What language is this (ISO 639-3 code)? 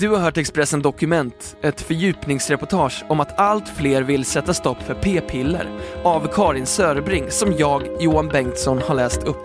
swe